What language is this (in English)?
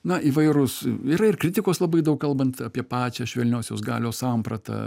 Lithuanian